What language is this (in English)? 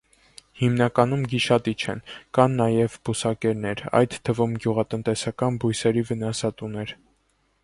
Armenian